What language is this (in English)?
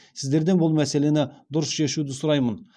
Kazakh